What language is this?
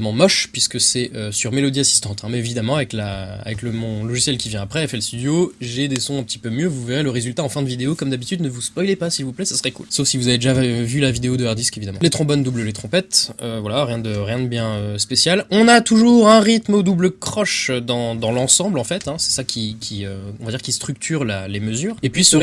French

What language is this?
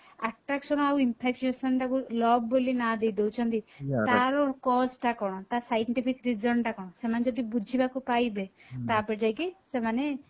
Odia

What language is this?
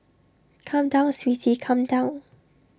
English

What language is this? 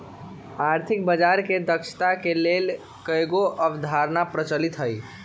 Magahi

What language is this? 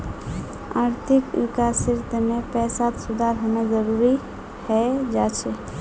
Magahi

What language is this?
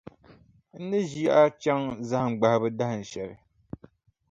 Dagbani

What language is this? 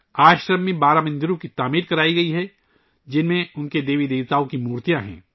Urdu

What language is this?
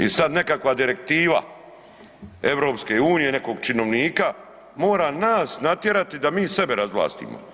Croatian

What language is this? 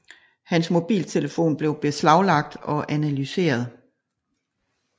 Danish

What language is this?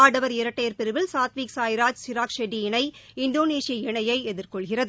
Tamil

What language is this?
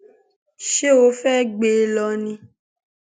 Yoruba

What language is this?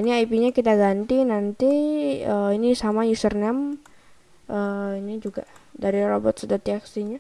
Indonesian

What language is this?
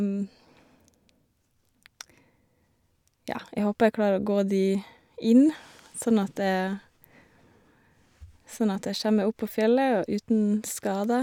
Norwegian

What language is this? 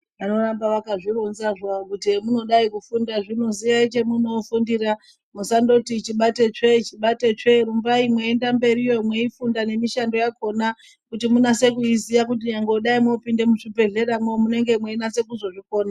Ndau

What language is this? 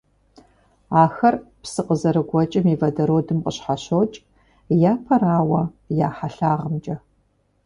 Kabardian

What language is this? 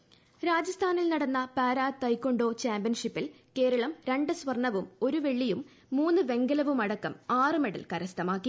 Malayalam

